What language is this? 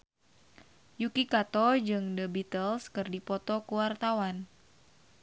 Sundanese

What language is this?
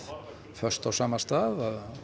Icelandic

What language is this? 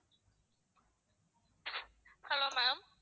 Tamil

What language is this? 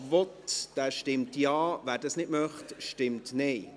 Swiss German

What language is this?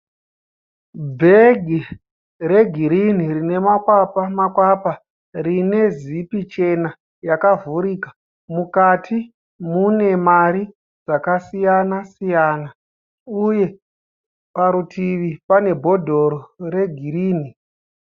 Shona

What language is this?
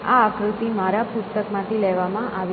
Gujarati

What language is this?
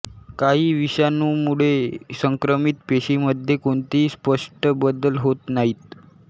Marathi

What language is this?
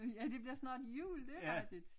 Danish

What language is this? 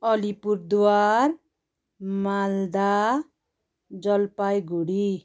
Nepali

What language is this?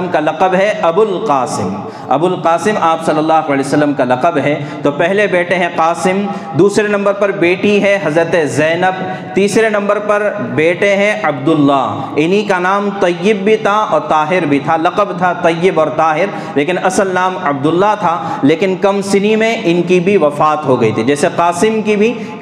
Urdu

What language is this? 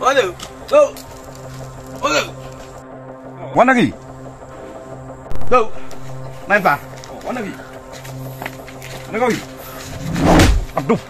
Malay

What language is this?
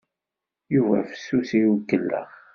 Kabyle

